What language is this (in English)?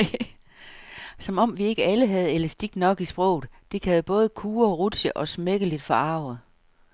Danish